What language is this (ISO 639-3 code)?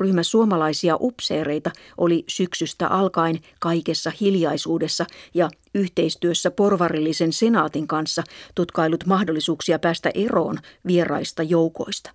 fin